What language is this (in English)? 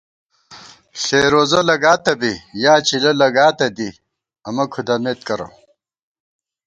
Gawar-Bati